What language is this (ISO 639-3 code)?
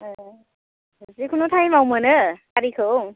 brx